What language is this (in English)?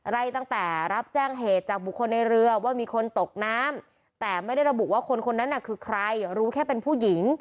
Thai